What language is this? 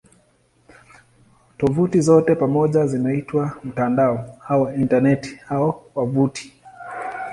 Swahili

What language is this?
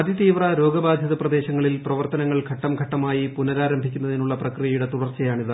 Malayalam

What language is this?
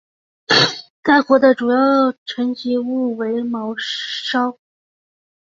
Chinese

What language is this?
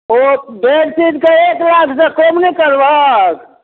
Maithili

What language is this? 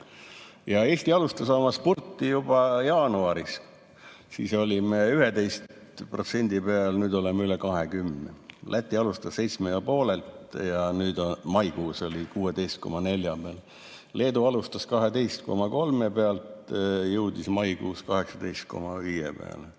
Estonian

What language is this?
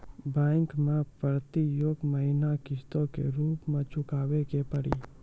Maithili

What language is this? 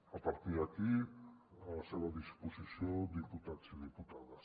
Catalan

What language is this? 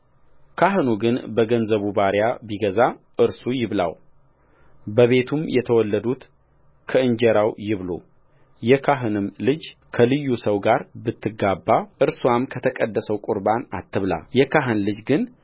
Amharic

